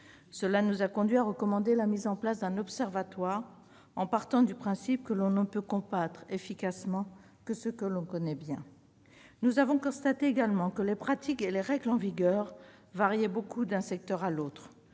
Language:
French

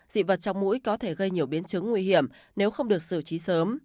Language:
Vietnamese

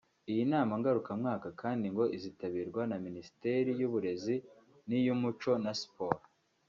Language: Kinyarwanda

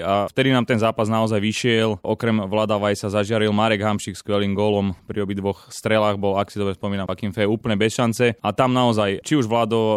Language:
Slovak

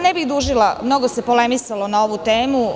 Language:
Serbian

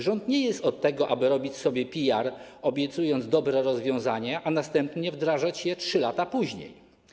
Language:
Polish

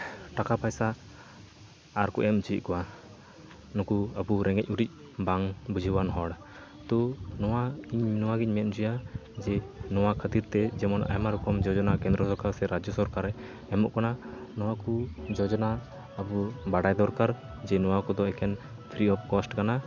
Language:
Santali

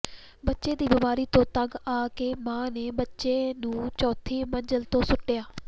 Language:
Punjabi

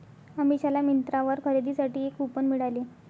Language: Marathi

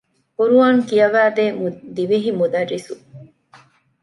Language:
Divehi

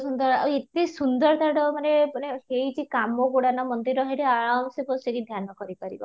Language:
Odia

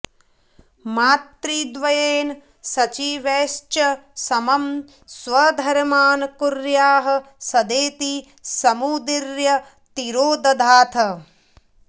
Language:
Sanskrit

